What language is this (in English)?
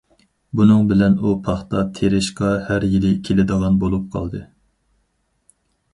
Uyghur